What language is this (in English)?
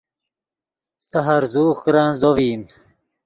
Yidgha